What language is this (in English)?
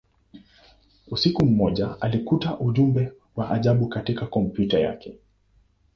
Swahili